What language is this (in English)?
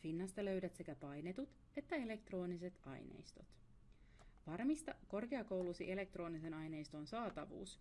Finnish